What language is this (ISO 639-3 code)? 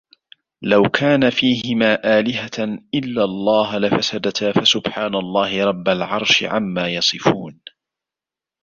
ara